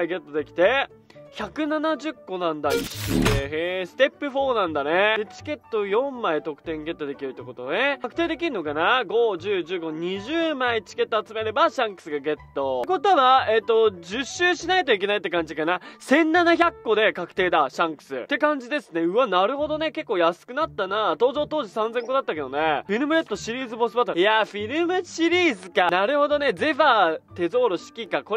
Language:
Japanese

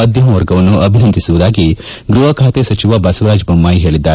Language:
Kannada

